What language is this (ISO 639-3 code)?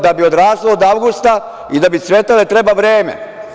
srp